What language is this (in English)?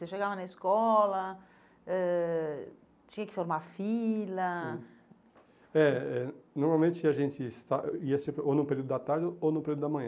Portuguese